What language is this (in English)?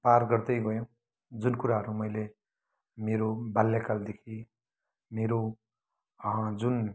Nepali